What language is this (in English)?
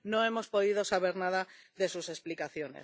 Spanish